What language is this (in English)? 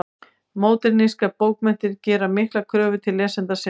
Icelandic